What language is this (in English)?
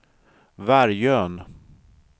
Swedish